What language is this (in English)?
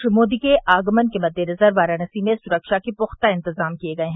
Hindi